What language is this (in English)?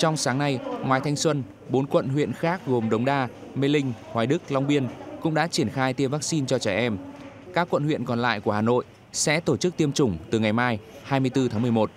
Vietnamese